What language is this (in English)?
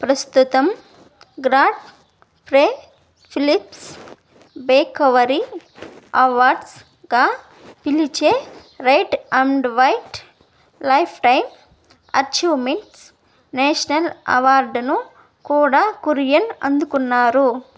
Telugu